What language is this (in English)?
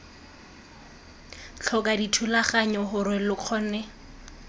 Tswana